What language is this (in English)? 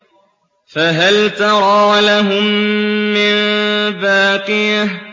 Arabic